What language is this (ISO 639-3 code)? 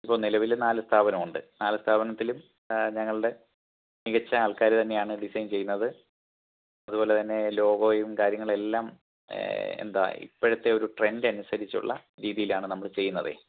mal